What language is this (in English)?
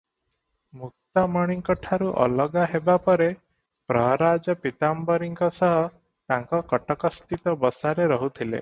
Odia